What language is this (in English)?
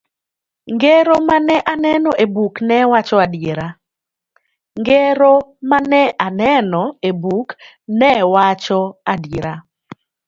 Luo (Kenya and Tanzania)